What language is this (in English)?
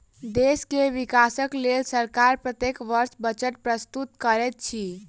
Maithili